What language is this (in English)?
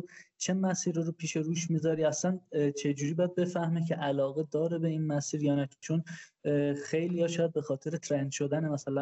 Persian